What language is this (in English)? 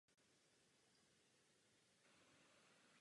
Czech